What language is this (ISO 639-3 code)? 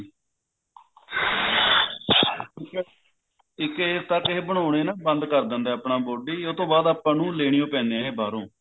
pan